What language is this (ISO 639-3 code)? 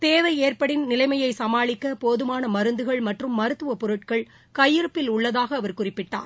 tam